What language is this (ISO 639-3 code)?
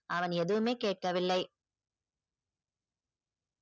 tam